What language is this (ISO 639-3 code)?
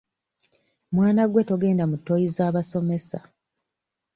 lug